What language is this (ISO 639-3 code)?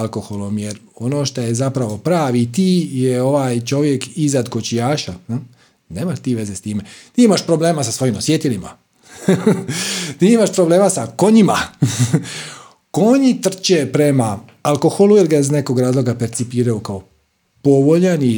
hrv